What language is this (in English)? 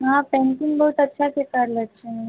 Maithili